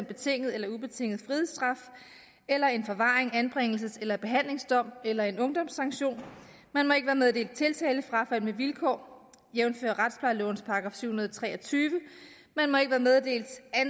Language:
Danish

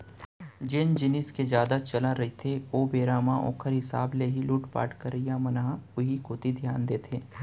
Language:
Chhattisgarhi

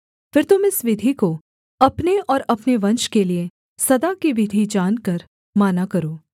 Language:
Hindi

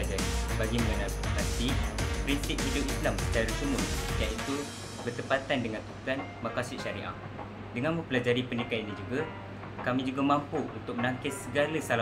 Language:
Malay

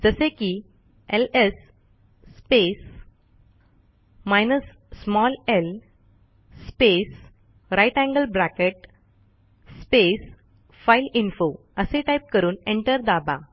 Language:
Marathi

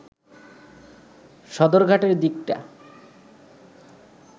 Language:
Bangla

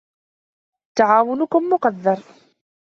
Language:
Arabic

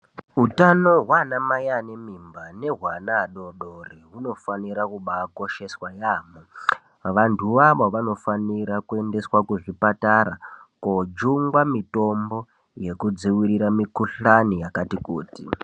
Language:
Ndau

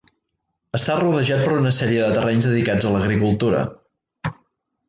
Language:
Catalan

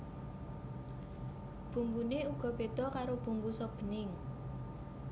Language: Javanese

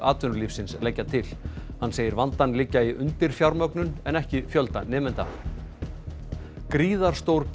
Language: Icelandic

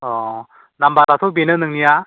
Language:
Bodo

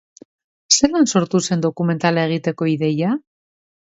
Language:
Basque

